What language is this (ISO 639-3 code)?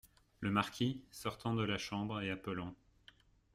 fra